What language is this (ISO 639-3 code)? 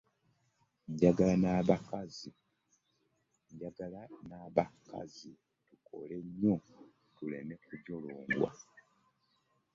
lug